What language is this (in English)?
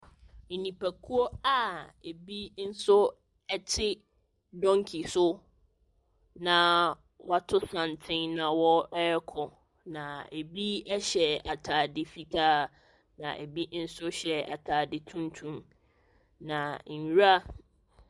Akan